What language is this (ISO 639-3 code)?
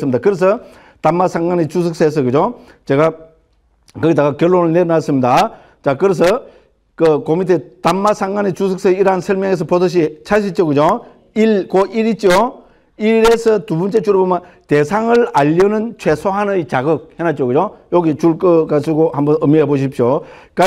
kor